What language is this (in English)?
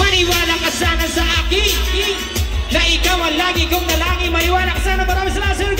Thai